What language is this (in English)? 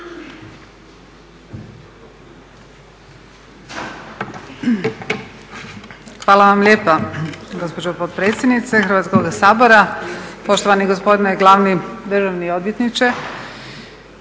Croatian